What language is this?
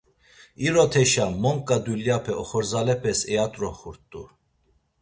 Laz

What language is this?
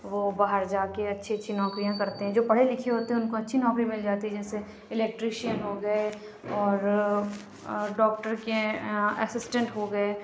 Urdu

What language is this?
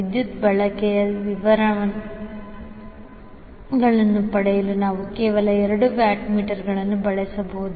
Kannada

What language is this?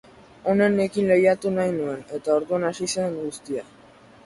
Basque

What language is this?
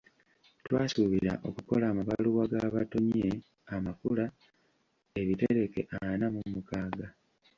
Ganda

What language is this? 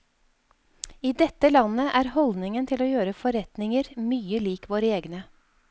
Norwegian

